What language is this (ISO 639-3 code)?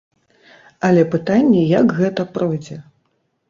bel